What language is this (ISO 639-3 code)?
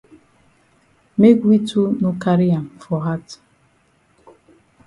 wes